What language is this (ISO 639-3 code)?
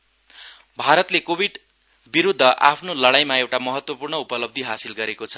nep